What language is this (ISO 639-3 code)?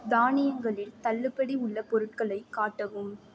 tam